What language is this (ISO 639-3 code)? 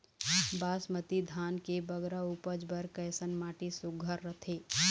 hne